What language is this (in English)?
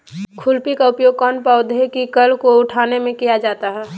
Magahi